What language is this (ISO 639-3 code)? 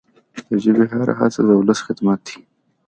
pus